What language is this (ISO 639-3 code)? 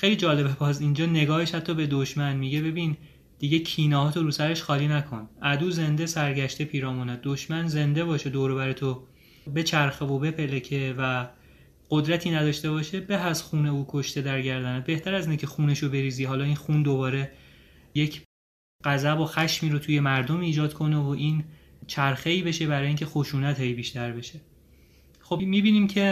fas